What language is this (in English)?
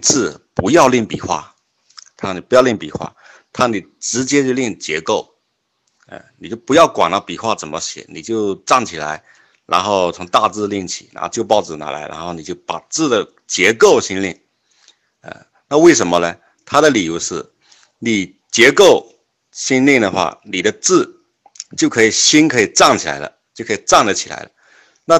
Chinese